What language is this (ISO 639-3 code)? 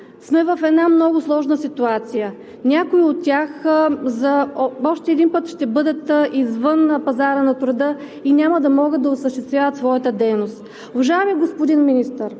bul